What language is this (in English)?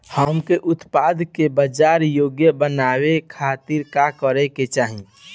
Bhojpuri